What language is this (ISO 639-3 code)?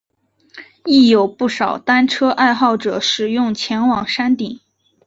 zho